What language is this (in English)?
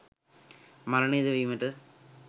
Sinhala